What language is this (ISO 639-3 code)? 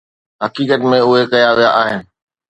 snd